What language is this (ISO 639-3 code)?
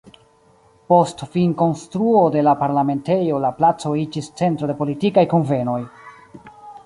epo